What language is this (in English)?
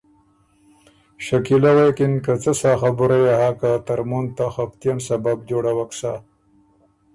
Ormuri